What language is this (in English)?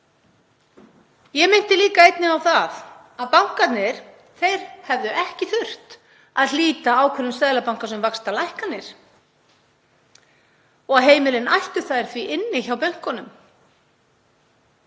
Icelandic